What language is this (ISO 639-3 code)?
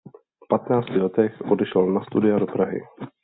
ces